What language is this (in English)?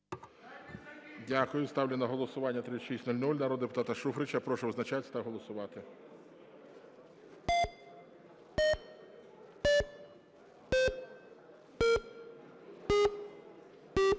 Ukrainian